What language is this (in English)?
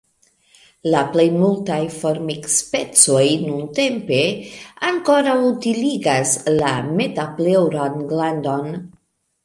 Esperanto